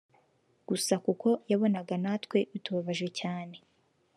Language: Kinyarwanda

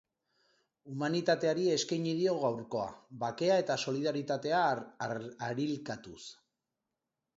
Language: Basque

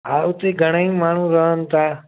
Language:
Sindhi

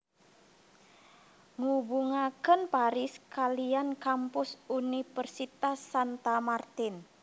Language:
Javanese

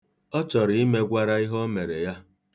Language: Igbo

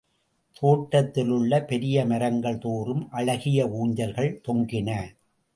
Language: Tamil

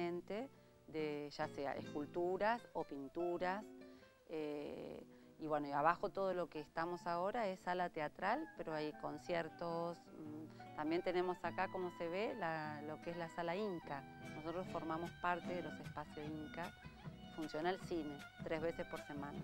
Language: Spanish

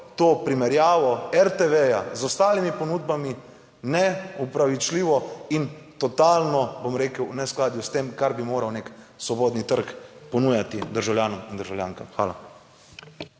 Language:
Slovenian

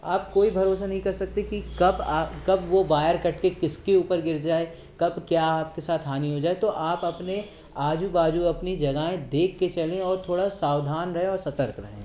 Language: Hindi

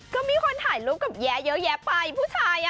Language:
Thai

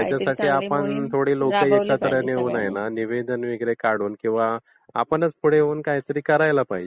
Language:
Marathi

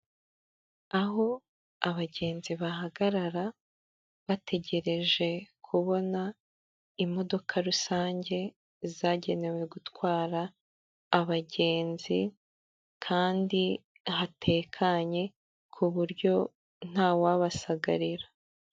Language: Kinyarwanda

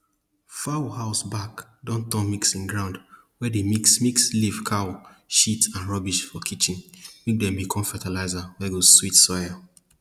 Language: Nigerian Pidgin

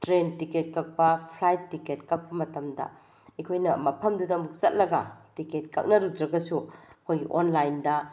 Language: Manipuri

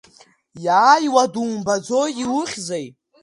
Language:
Abkhazian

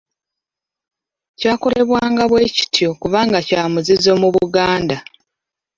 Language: Ganda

